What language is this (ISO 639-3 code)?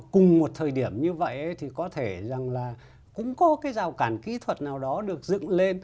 vie